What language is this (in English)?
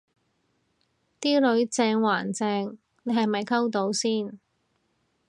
Cantonese